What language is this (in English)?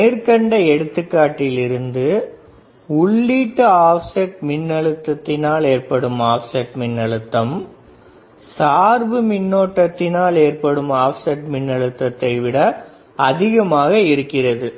Tamil